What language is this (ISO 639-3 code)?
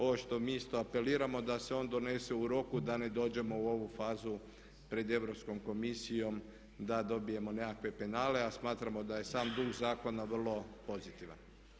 hrv